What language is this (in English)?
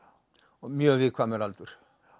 Icelandic